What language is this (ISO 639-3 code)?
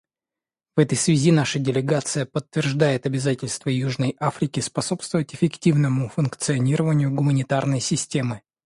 rus